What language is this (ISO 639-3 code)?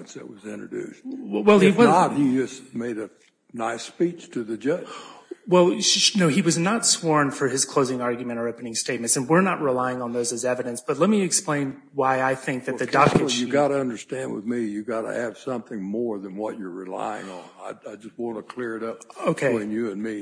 eng